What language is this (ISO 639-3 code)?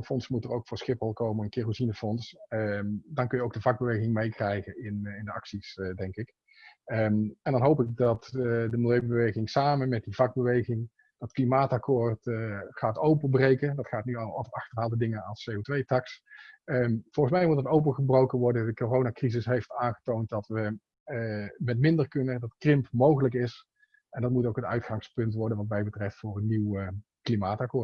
nld